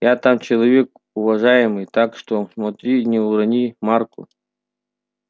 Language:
Russian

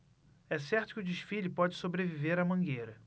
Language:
Portuguese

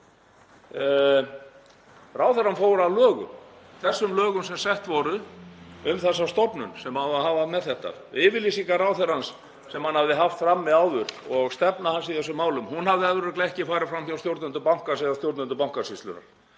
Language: Icelandic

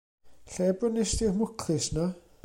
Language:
Welsh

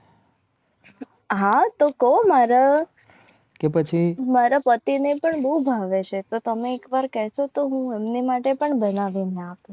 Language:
Gujarati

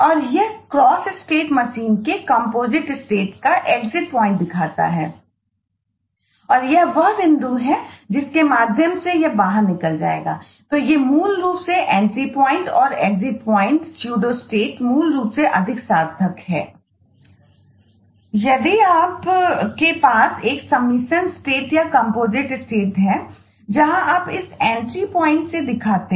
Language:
Hindi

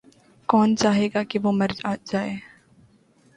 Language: Urdu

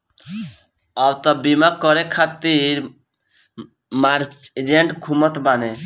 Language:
Bhojpuri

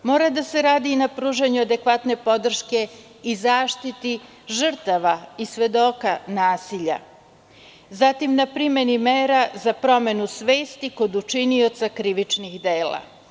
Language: Serbian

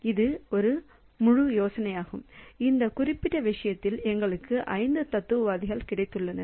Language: Tamil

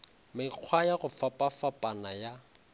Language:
Northern Sotho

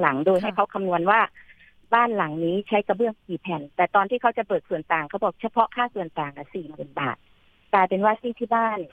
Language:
Thai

